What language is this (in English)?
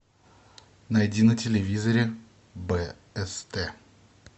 Russian